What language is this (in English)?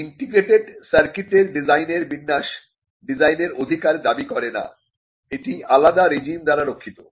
Bangla